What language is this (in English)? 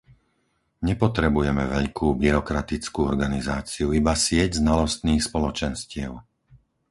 Slovak